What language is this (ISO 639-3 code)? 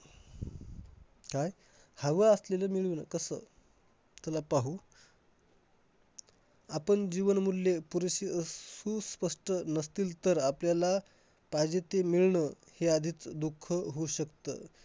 mar